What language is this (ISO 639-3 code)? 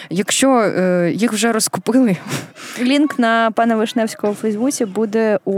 ukr